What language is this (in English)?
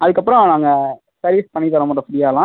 Tamil